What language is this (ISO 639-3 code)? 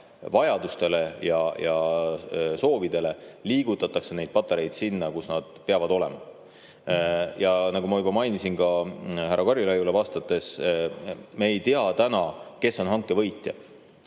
est